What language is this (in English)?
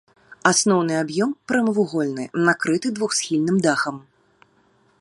Belarusian